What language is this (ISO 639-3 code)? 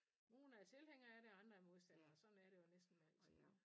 dan